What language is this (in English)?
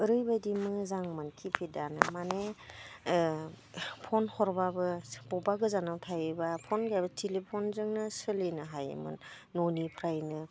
Bodo